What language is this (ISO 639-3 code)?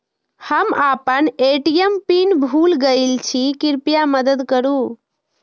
mai